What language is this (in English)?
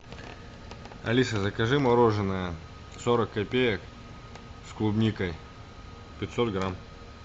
Russian